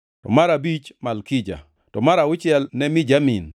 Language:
Luo (Kenya and Tanzania)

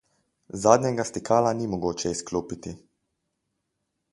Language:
Slovenian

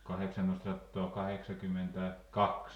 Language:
Finnish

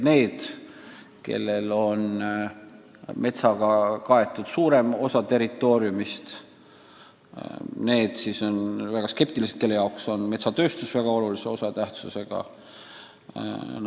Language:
Estonian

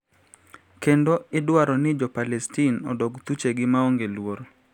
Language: Luo (Kenya and Tanzania)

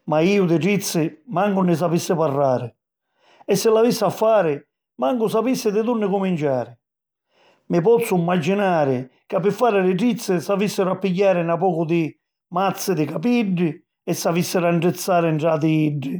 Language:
Sicilian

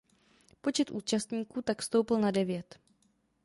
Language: Czech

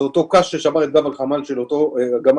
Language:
Hebrew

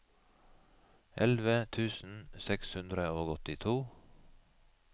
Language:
Norwegian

